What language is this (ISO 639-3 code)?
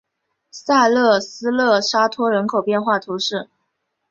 zho